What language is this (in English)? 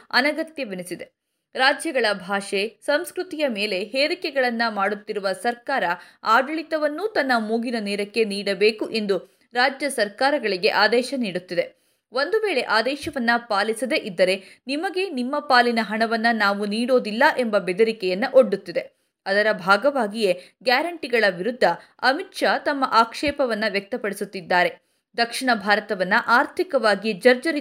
Kannada